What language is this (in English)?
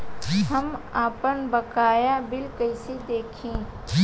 Bhojpuri